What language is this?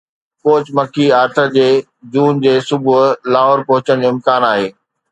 Sindhi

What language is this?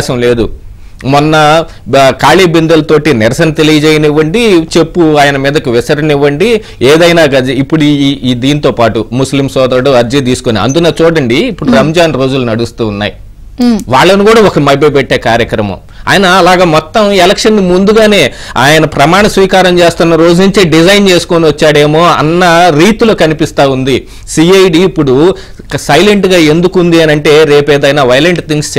Telugu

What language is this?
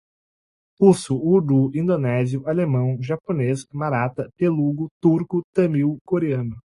Portuguese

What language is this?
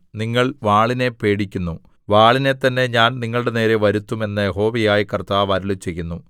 Malayalam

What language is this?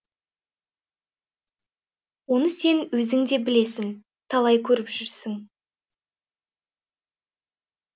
Kazakh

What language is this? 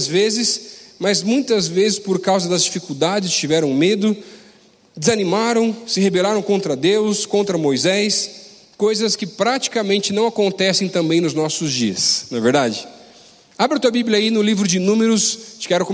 Portuguese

